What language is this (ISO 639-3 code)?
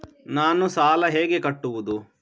kan